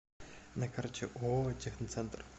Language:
Russian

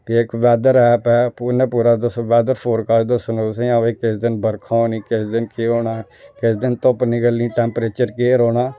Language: Dogri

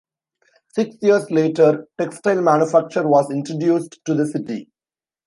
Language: English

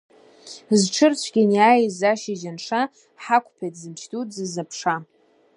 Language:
Abkhazian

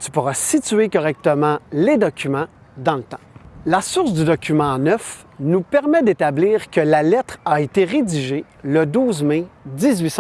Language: French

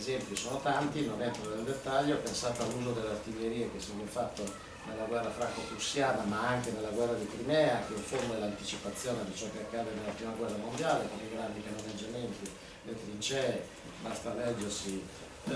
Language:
Italian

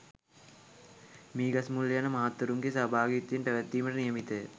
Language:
Sinhala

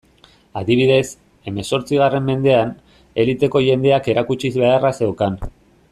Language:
Basque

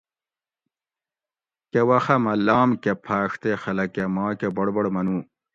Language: Gawri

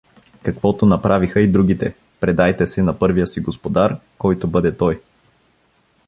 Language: Bulgarian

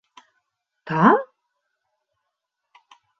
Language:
Bashkir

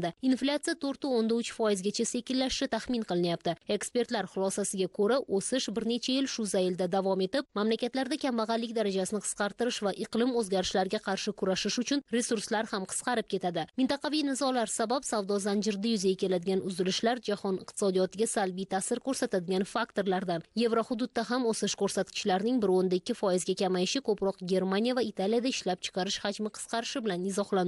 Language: Turkish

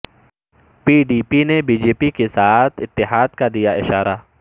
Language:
Urdu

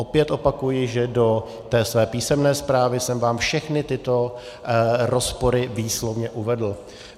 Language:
Czech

